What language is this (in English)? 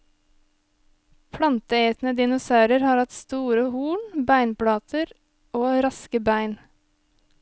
Norwegian